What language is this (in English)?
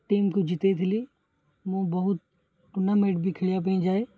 Odia